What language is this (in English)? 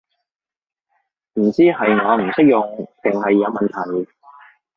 Cantonese